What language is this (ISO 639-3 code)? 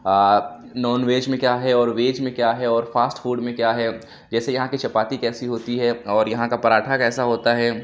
urd